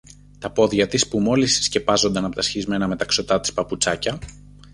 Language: Greek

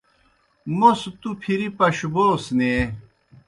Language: Kohistani Shina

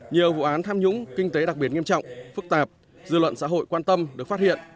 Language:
Vietnamese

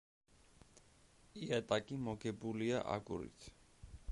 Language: Georgian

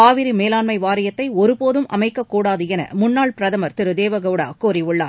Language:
Tamil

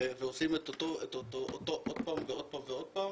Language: Hebrew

